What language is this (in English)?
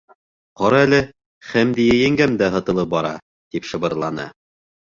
Bashkir